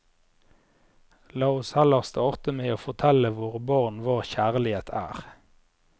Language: Norwegian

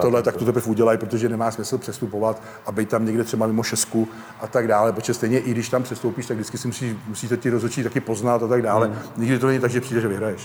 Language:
Czech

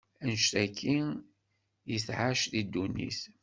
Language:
Kabyle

